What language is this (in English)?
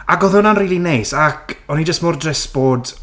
Welsh